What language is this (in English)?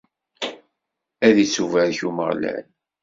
Kabyle